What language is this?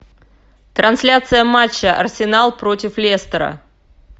Russian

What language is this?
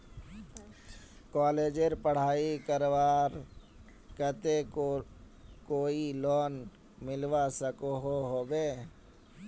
Magahi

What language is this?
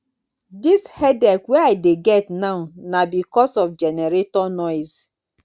Nigerian Pidgin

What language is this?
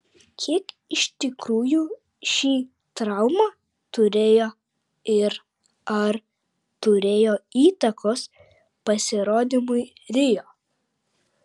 Lithuanian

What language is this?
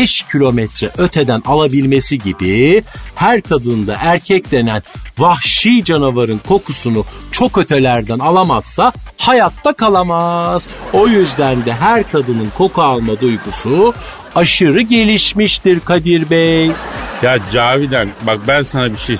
Turkish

